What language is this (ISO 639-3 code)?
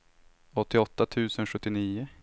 swe